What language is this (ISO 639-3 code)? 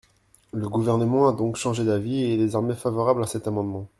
fra